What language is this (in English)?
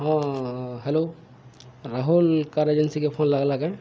Odia